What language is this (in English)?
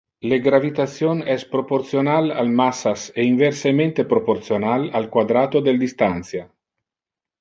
Interlingua